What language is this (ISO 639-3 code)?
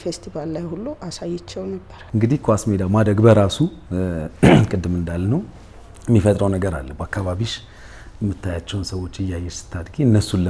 ara